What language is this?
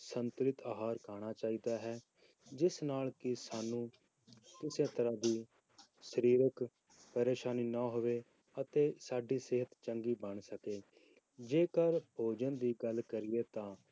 Punjabi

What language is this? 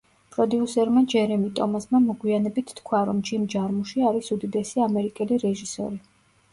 Georgian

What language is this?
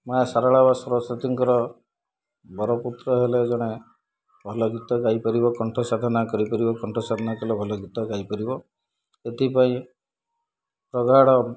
Odia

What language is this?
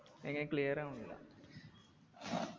Malayalam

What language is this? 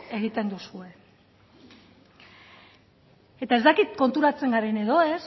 Basque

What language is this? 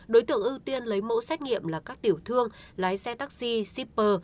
Vietnamese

